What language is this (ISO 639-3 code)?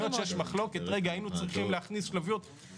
heb